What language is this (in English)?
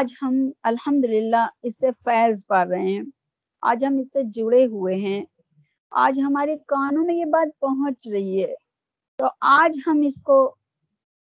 Urdu